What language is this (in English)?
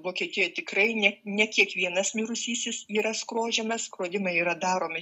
Lithuanian